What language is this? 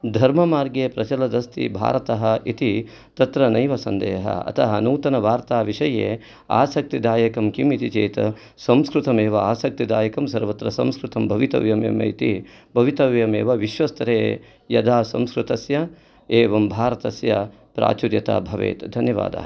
Sanskrit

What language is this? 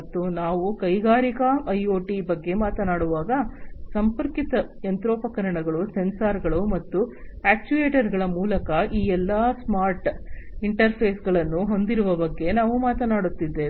Kannada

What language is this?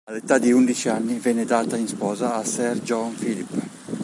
Italian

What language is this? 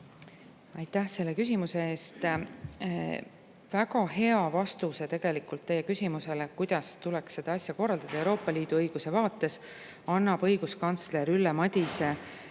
Estonian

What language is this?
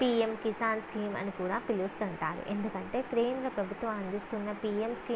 Telugu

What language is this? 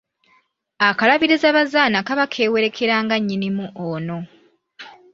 Ganda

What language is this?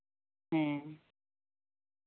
Santali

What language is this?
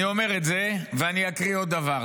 Hebrew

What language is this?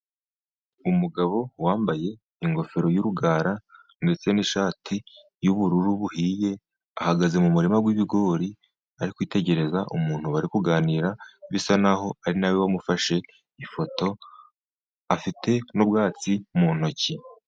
Kinyarwanda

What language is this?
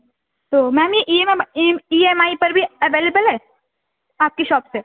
Urdu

